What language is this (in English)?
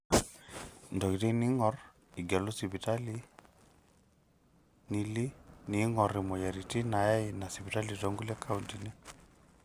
Masai